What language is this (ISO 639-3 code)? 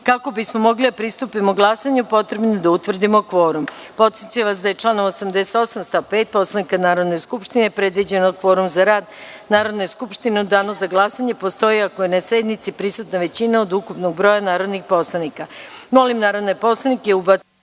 srp